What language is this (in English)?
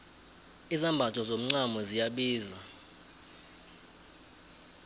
South Ndebele